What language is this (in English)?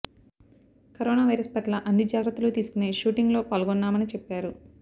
Telugu